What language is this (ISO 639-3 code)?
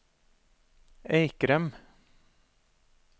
nor